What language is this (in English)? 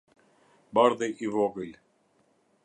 Albanian